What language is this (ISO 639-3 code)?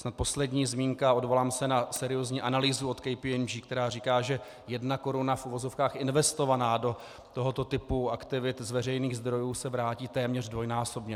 ces